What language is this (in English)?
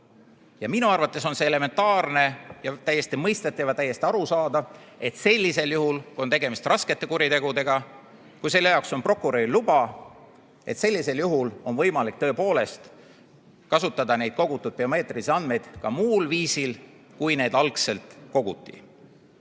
Estonian